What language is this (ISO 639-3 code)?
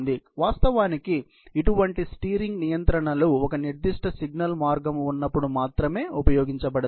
tel